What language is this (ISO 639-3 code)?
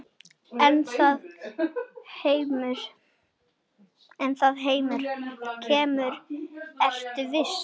isl